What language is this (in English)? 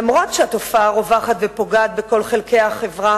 Hebrew